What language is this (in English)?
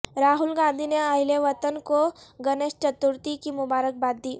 Urdu